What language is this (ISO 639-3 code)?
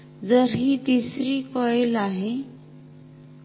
mar